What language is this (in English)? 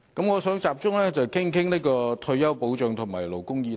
Cantonese